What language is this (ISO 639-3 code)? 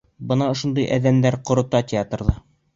bak